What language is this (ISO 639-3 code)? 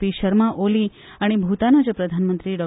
kok